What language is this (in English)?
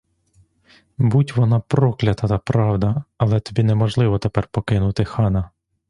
Ukrainian